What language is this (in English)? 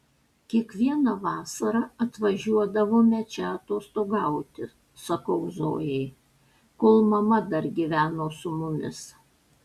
Lithuanian